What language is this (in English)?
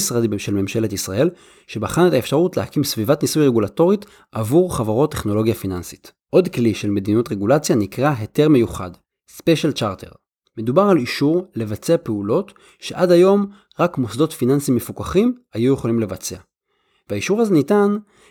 Hebrew